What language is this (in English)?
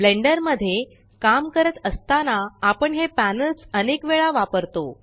Marathi